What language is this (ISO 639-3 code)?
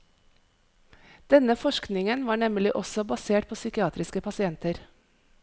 nor